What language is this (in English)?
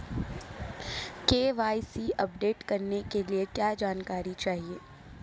Hindi